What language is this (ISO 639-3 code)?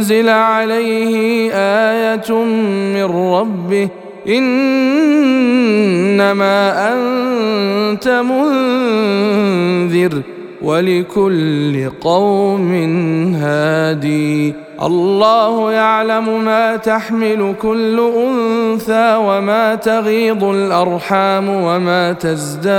ara